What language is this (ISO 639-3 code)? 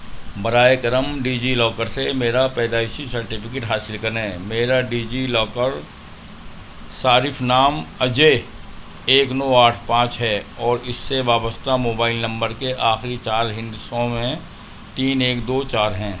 urd